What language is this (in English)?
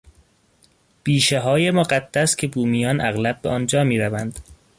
Persian